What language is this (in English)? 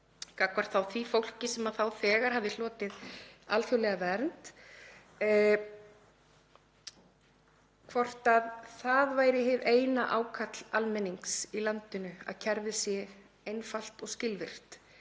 Icelandic